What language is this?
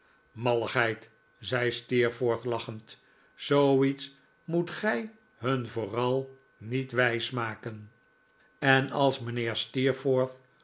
Dutch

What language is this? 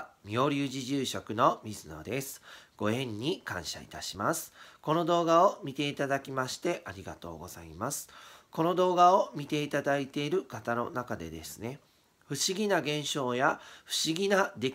Japanese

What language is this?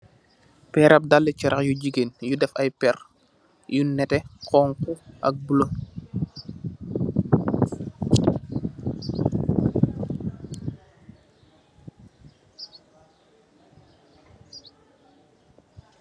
Wolof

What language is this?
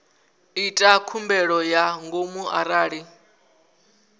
Venda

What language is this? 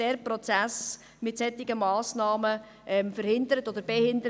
Swiss German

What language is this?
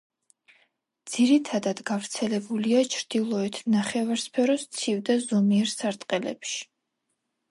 Georgian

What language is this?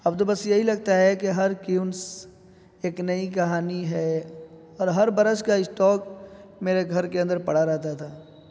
Urdu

